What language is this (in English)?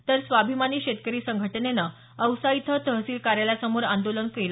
Marathi